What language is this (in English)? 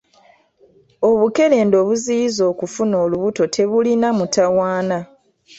Ganda